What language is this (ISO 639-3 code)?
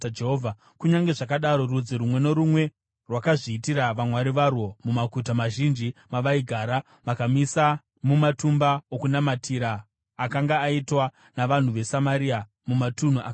sna